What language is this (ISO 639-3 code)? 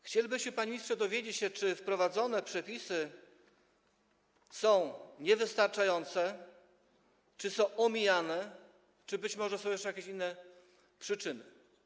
pol